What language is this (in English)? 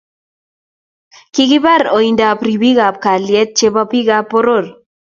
Kalenjin